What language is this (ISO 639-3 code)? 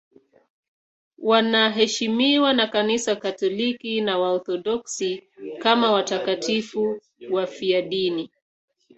swa